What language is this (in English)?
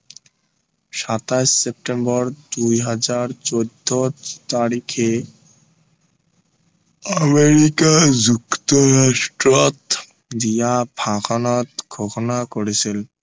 Assamese